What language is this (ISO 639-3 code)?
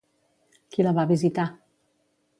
cat